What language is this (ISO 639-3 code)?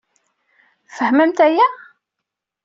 kab